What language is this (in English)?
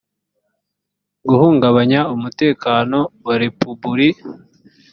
Kinyarwanda